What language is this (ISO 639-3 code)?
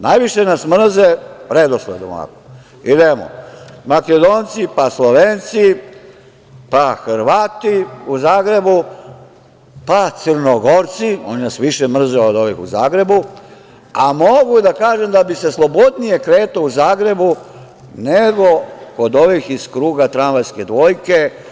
srp